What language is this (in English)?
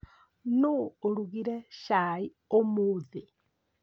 Kikuyu